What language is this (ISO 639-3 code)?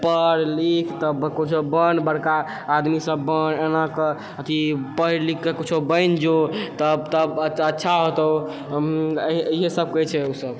mai